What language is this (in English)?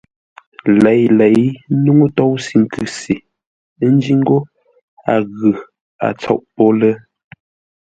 Ngombale